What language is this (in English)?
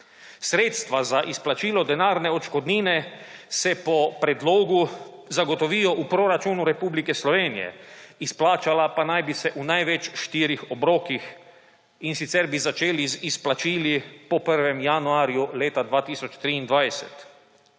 Slovenian